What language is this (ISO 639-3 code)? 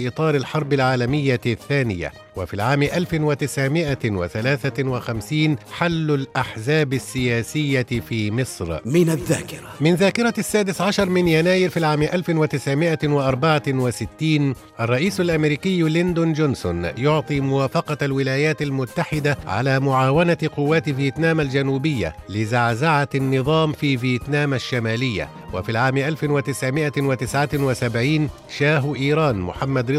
ara